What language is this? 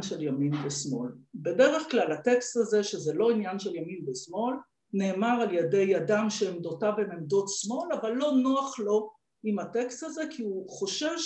Hebrew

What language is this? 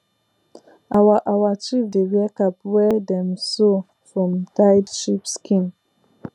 Nigerian Pidgin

